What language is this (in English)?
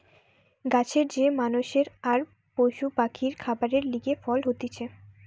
Bangla